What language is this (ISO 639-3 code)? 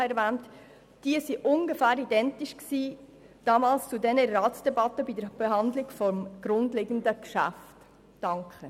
gsw